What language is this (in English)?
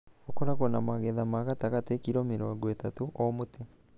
Kikuyu